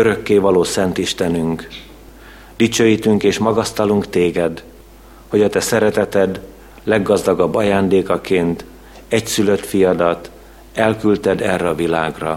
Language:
Hungarian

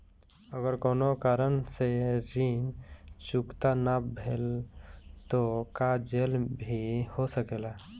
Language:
Bhojpuri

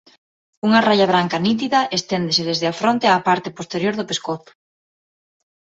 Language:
Galician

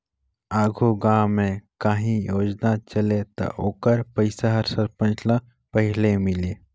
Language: Chhattisgarhi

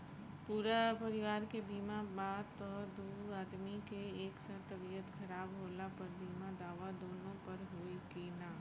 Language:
Bhojpuri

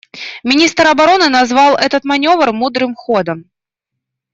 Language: Russian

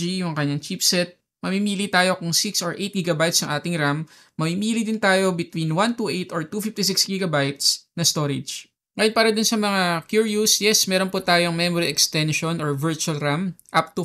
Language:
Filipino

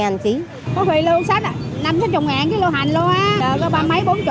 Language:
Vietnamese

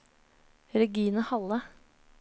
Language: Norwegian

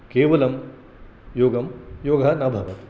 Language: Sanskrit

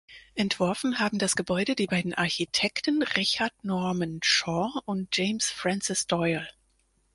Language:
German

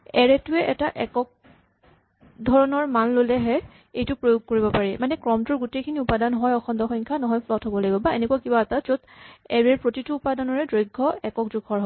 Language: Assamese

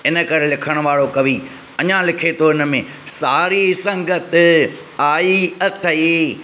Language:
Sindhi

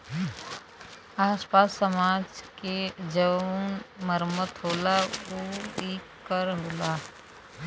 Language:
Bhojpuri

